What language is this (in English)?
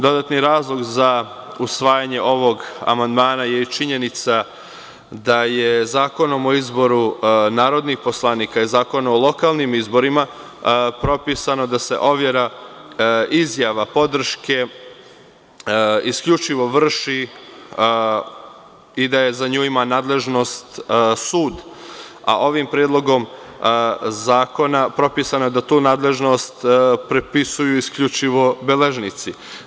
Serbian